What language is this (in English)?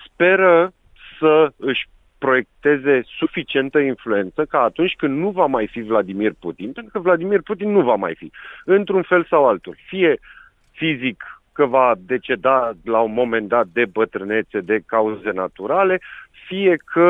Romanian